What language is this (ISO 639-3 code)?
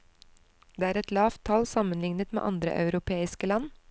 nor